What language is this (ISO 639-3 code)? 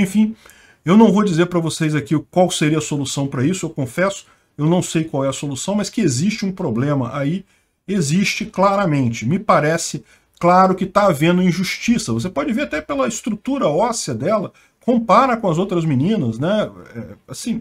por